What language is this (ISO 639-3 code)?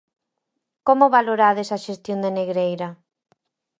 glg